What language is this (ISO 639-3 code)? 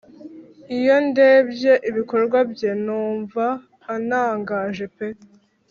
kin